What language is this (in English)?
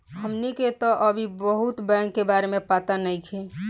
Bhojpuri